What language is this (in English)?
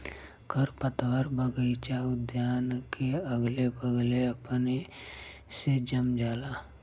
Bhojpuri